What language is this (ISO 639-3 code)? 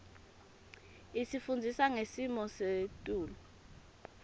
ssw